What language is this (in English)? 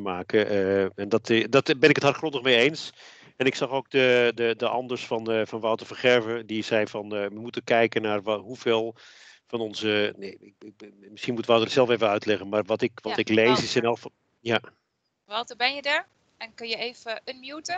Dutch